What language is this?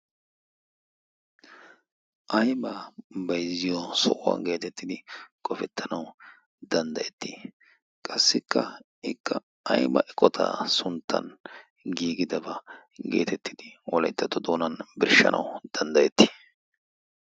Wolaytta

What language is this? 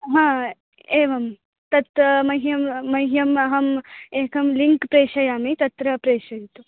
Sanskrit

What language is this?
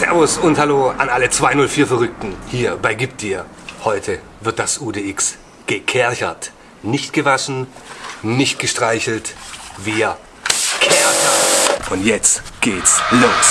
German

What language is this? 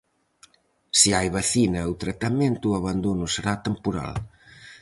Galician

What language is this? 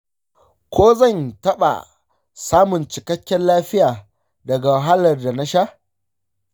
Hausa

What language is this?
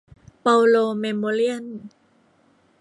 Thai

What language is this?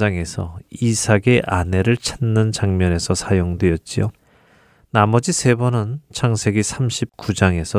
Korean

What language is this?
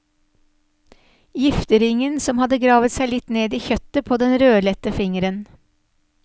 Norwegian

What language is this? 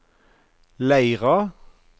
Norwegian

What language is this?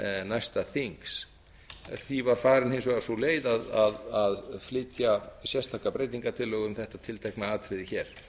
Icelandic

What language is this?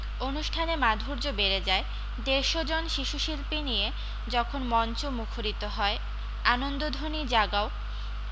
Bangla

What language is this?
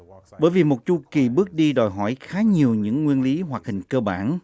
Vietnamese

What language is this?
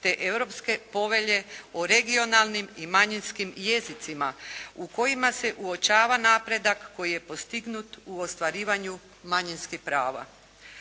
Croatian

